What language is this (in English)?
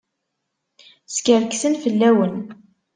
Kabyle